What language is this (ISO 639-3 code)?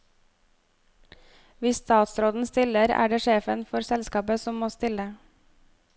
nor